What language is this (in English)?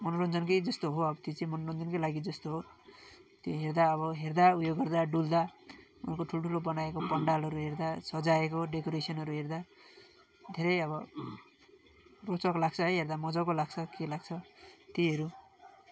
Nepali